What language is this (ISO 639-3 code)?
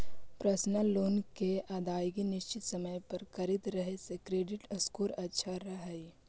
mag